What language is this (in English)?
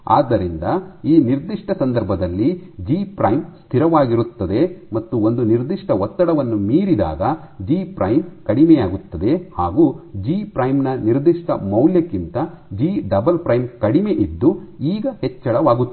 Kannada